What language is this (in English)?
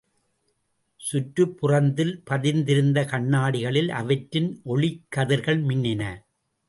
Tamil